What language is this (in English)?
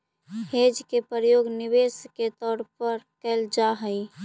Magahi